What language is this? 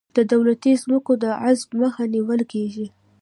Pashto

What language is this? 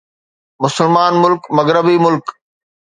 Sindhi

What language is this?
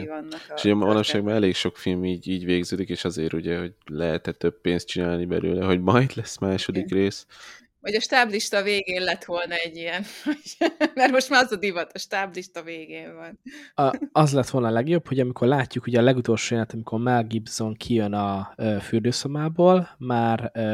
Hungarian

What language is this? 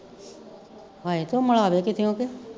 Punjabi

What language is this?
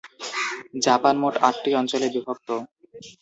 Bangla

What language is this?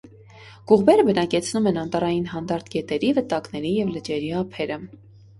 Armenian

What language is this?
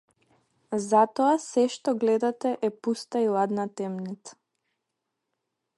Macedonian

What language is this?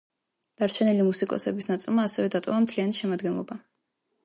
Georgian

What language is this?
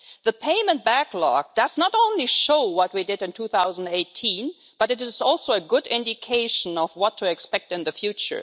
English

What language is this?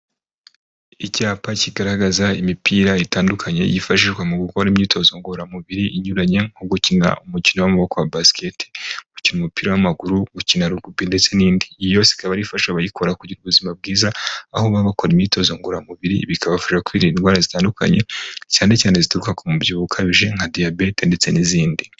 Kinyarwanda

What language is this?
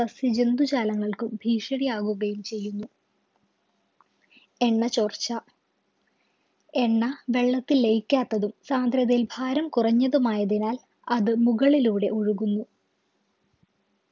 Malayalam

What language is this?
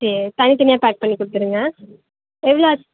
Tamil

